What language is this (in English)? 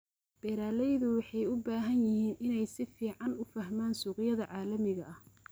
Somali